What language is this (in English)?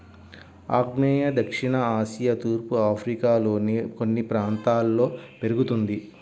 Telugu